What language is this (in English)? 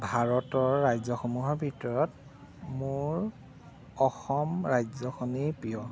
Assamese